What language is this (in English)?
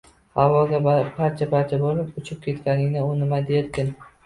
Uzbek